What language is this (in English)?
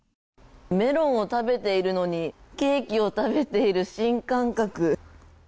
Japanese